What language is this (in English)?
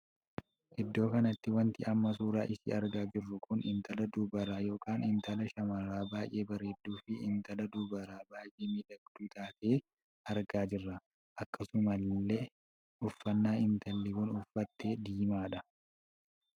Oromo